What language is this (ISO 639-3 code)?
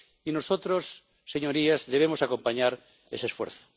spa